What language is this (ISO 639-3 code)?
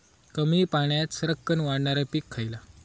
mar